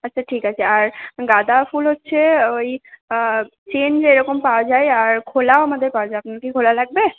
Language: Bangla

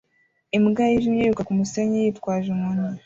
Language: Kinyarwanda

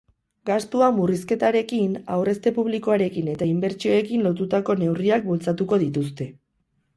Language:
Basque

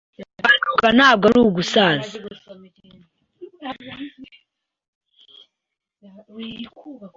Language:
Kinyarwanda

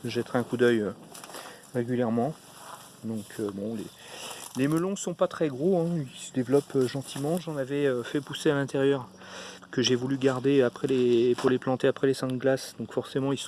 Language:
French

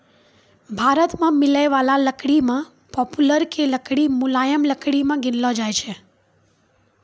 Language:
Maithili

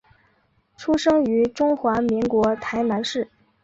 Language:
Chinese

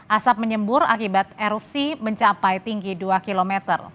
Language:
Indonesian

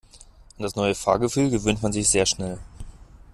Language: German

